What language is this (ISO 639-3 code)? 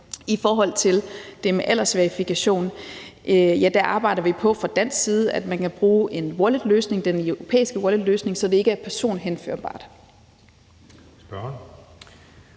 dan